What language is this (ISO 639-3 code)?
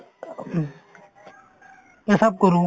asm